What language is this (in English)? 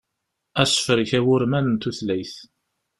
Kabyle